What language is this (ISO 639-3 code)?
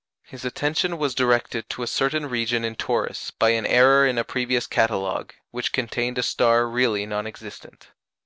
eng